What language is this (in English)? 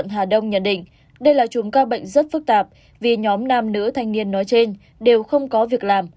Vietnamese